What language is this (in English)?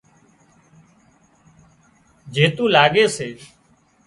Wadiyara Koli